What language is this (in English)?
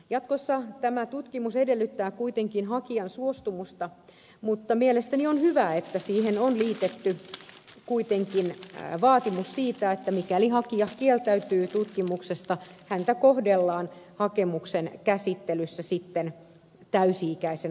Finnish